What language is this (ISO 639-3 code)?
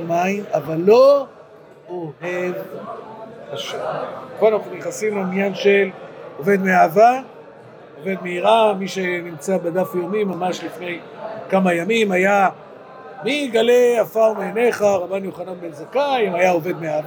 heb